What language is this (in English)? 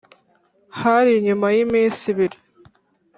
Kinyarwanda